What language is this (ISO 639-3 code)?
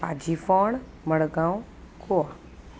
kok